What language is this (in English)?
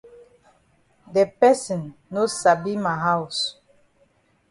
Cameroon Pidgin